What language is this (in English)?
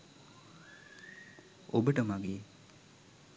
Sinhala